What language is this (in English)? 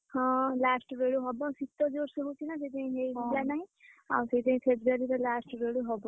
Odia